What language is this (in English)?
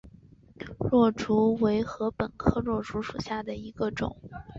Chinese